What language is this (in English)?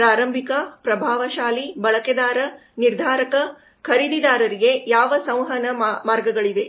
Kannada